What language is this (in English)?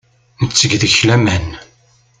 Kabyle